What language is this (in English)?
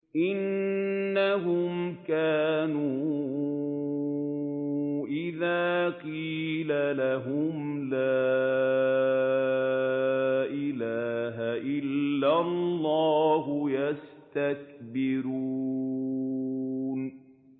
Arabic